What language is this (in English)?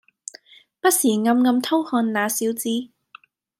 Cantonese